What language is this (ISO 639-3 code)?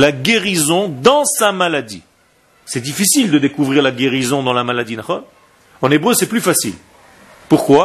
fra